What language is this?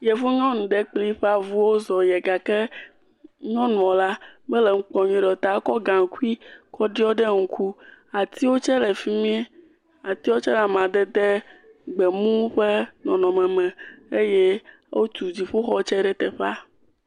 Ewe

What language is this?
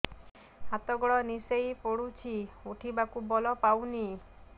Odia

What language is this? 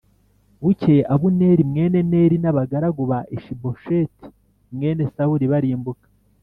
Kinyarwanda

